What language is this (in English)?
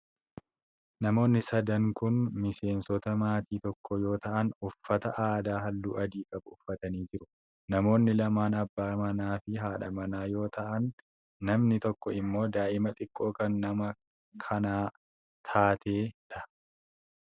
Oromo